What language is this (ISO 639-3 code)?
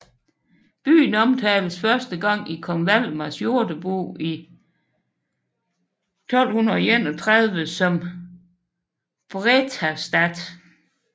dan